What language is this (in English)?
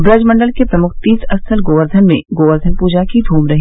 Hindi